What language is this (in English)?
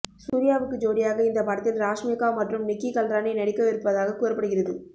Tamil